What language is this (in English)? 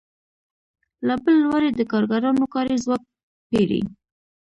Pashto